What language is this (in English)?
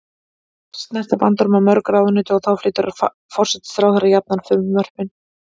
Icelandic